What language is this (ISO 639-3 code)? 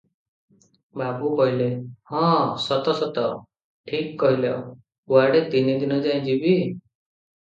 ori